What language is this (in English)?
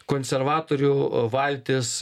Lithuanian